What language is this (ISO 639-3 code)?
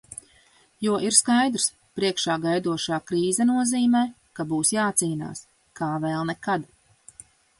lav